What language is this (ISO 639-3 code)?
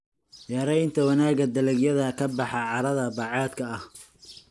som